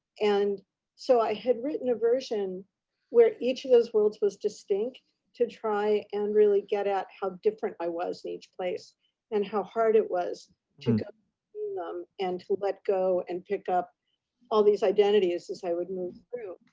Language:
English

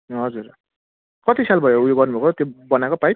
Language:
Nepali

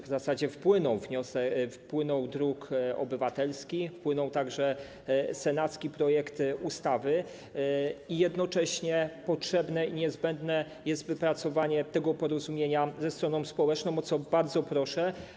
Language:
Polish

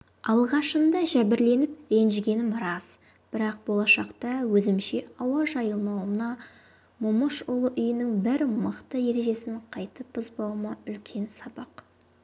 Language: Kazakh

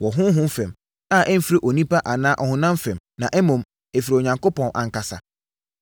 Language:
Akan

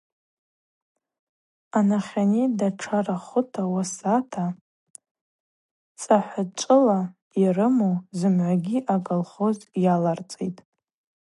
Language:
Abaza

